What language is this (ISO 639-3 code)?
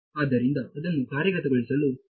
kan